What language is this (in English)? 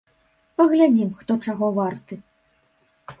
Belarusian